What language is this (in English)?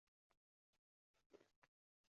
Uzbek